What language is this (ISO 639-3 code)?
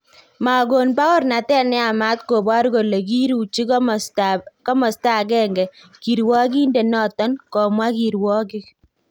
kln